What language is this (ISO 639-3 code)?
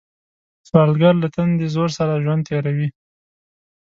pus